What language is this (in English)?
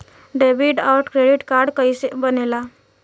Bhojpuri